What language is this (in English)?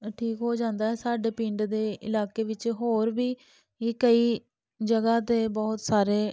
Punjabi